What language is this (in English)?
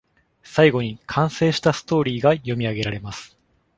Japanese